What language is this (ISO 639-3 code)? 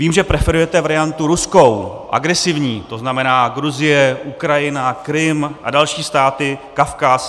ces